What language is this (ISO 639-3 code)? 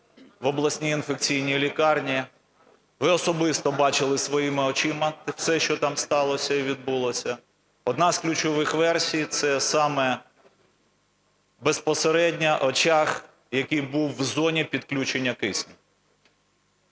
ukr